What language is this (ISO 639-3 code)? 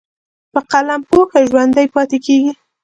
pus